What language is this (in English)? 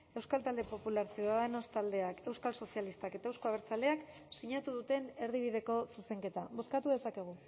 Basque